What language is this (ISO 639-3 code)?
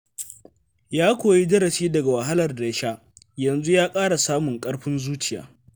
hau